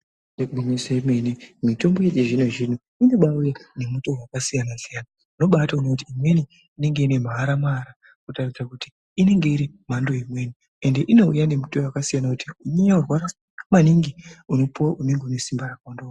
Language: Ndau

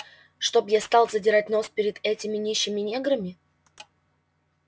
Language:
Russian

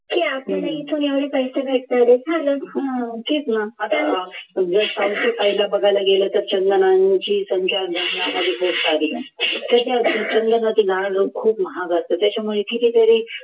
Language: Marathi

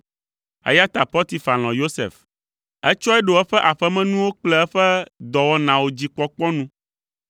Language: Ewe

